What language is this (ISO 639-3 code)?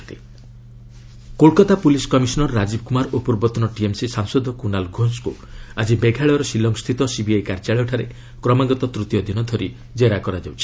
ori